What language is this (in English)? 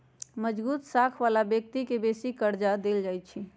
Magahi